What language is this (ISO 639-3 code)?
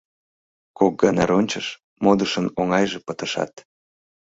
chm